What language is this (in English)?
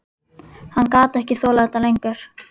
Icelandic